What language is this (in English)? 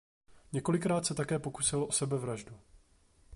Czech